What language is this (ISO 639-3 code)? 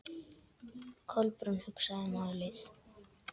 isl